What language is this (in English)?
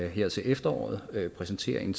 Danish